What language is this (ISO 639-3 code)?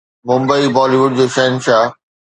snd